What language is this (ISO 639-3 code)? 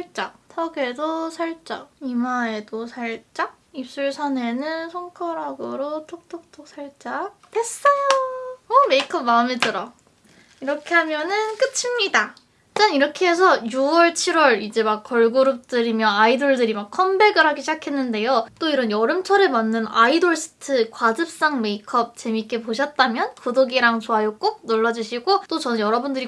kor